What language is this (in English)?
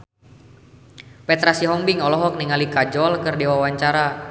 Sundanese